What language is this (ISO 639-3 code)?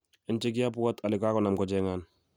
kln